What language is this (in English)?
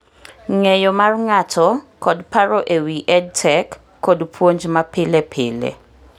Luo (Kenya and Tanzania)